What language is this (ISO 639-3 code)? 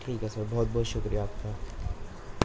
urd